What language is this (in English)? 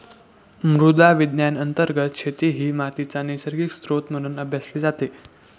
Marathi